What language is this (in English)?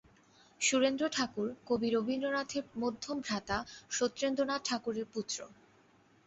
Bangla